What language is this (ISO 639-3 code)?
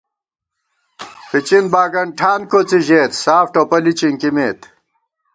gwt